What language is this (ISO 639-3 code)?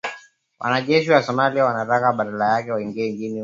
swa